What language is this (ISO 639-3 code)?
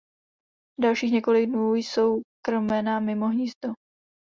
ces